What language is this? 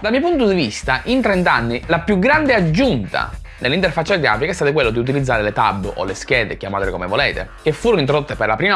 Italian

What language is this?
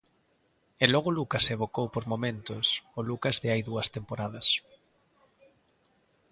Galician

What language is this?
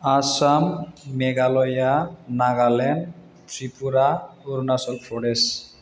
Bodo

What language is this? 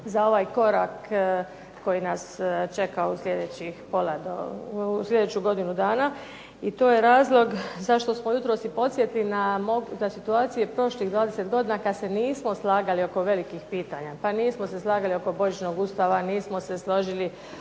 Croatian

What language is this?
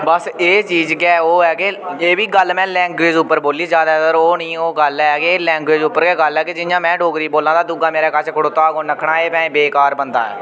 Dogri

